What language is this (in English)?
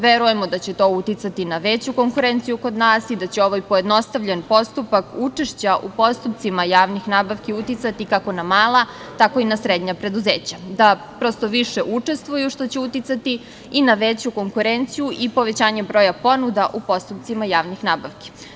Serbian